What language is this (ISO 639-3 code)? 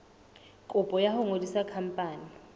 sot